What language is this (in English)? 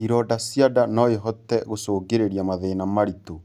Kikuyu